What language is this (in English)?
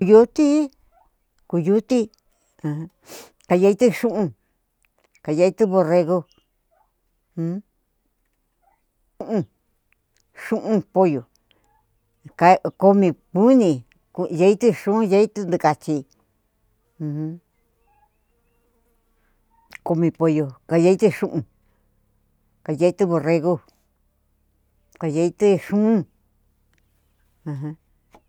Cuyamecalco Mixtec